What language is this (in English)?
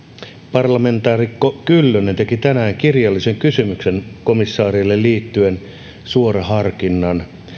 Finnish